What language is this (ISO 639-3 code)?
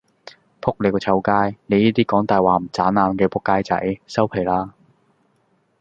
yue